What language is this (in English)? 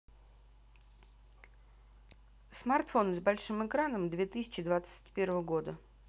Russian